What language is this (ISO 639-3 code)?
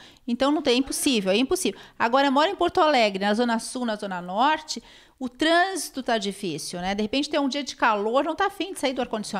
por